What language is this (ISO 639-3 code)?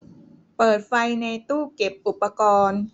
tha